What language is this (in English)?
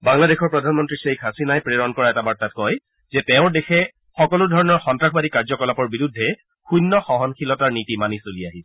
Assamese